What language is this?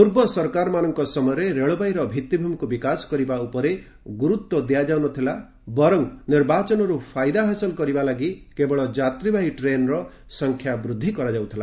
Odia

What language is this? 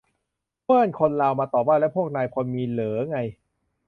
Thai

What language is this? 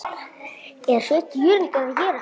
Icelandic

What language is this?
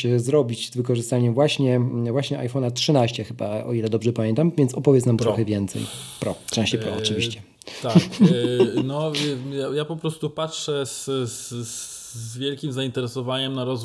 Polish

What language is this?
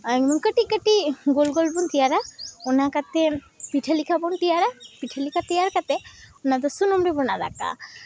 Santali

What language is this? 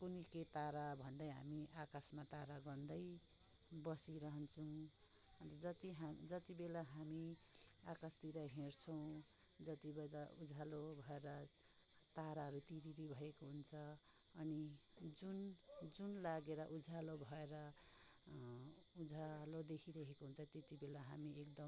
Nepali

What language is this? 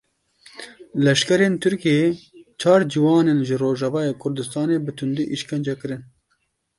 Kurdish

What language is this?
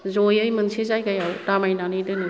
Bodo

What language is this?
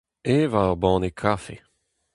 Breton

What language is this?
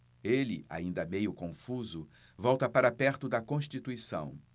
Portuguese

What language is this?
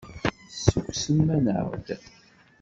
Kabyle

